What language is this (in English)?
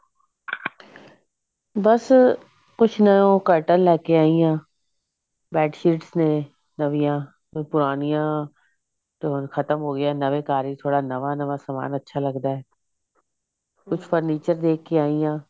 Punjabi